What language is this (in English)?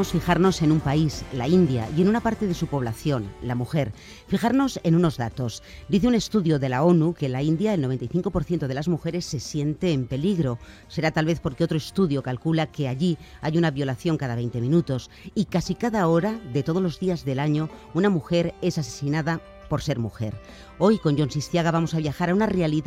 Spanish